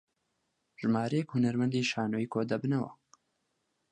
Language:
Central Kurdish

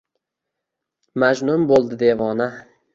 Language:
Uzbek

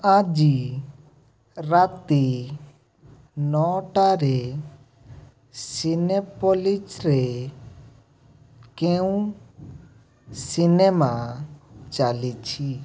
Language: Odia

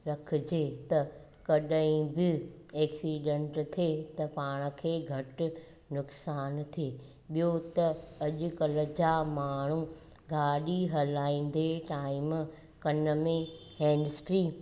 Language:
Sindhi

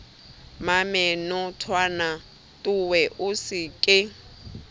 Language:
Southern Sotho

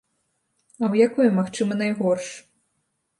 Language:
Belarusian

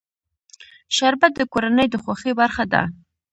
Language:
Pashto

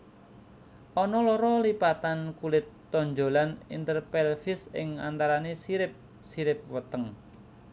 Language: Javanese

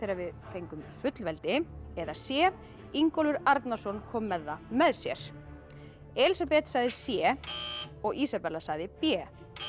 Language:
Icelandic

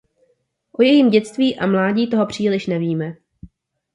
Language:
Czech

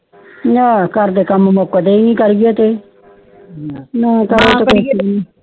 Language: Punjabi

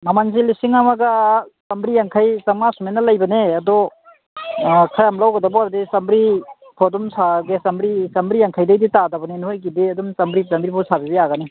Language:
Manipuri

